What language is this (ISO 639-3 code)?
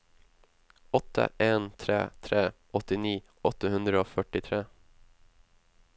nor